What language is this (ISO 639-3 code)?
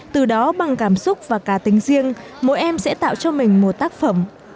vie